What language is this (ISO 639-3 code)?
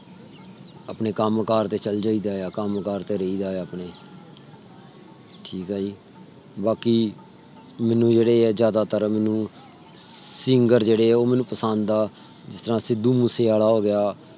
pan